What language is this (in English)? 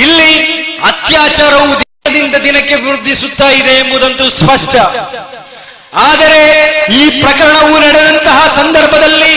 Kannada